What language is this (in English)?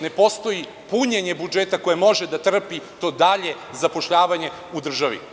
Serbian